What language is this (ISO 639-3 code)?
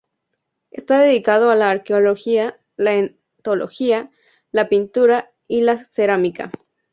spa